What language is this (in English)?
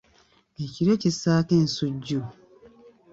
Ganda